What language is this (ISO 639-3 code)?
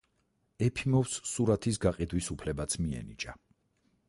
kat